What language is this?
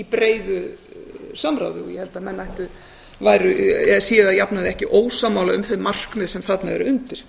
Icelandic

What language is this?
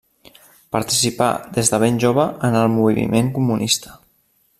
Catalan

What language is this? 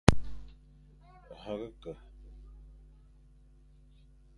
Fang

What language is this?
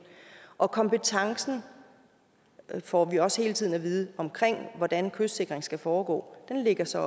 Danish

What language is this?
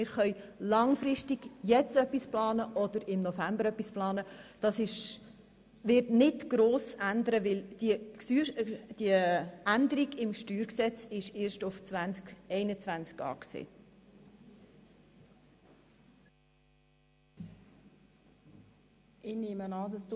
Swiss German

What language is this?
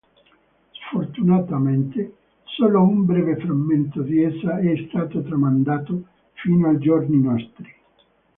Italian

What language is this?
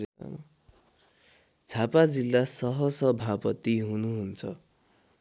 Nepali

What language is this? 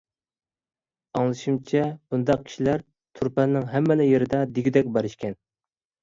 Uyghur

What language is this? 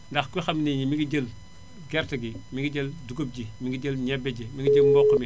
Wolof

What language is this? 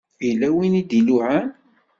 Kabyle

